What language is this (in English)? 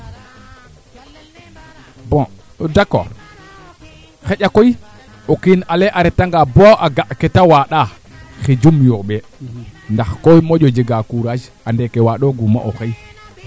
Serer